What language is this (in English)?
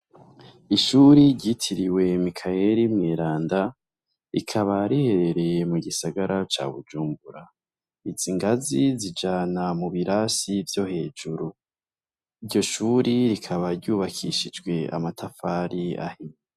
Rundi